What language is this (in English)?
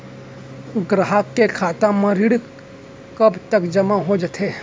Chhattisgarhi